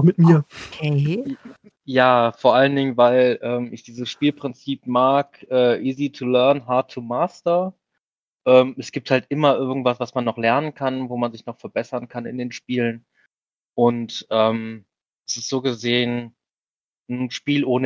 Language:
German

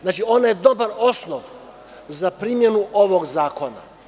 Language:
Serbian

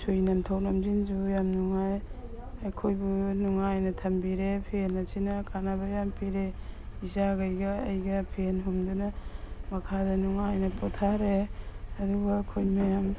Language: Manipuri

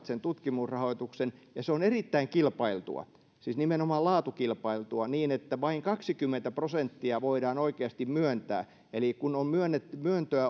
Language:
Finnish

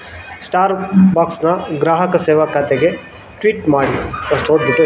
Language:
Kannada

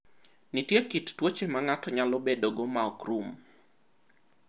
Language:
Luo (Kenya and Tanzania)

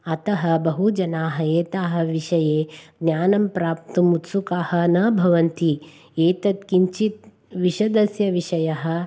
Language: Sanskrit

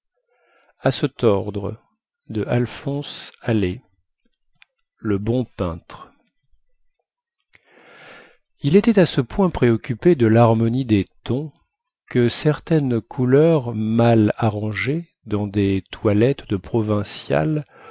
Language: French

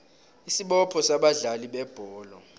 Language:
South Ndebele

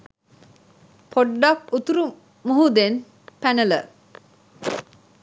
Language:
Sinhala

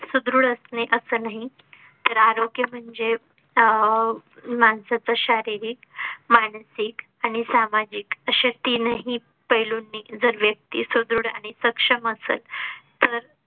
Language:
Marathi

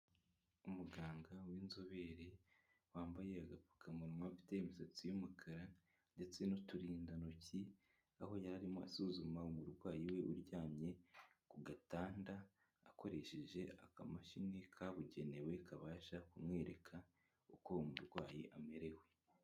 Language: Kinyarwanda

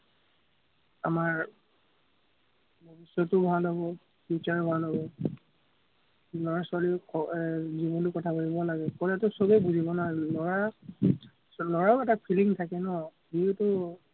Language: Assamese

